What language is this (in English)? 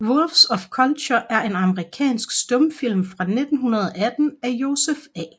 Danish